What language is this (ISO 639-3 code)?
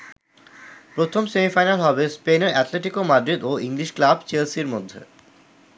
ben